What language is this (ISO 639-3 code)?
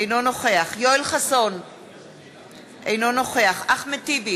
heb